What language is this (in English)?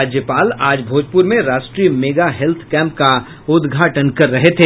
Hindi